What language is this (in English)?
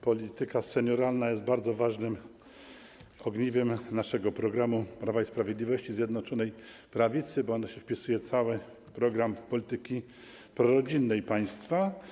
Polish